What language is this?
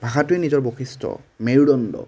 Assamese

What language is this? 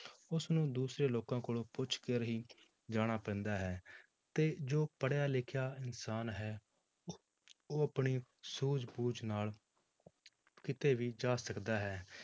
Punjabi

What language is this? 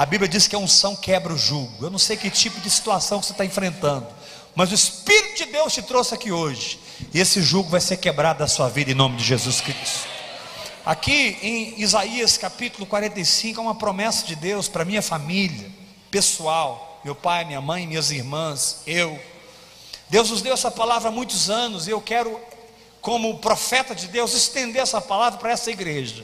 Portuguese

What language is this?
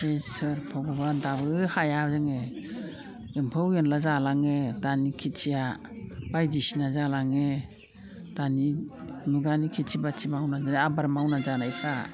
Bodo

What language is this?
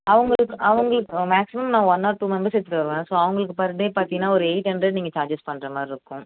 Tamil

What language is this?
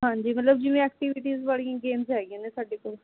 Punjabi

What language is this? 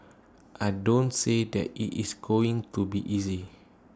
English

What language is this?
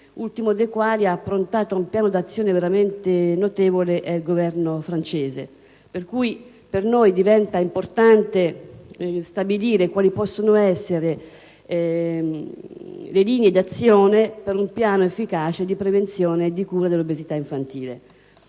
Italian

